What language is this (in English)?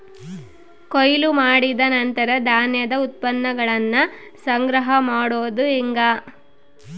Kannada